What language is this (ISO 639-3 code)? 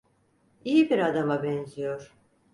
tur